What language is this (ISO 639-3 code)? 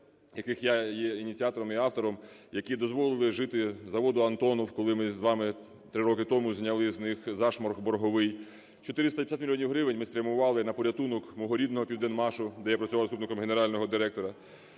ukr